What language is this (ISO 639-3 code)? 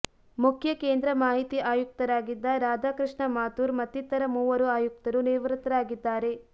kan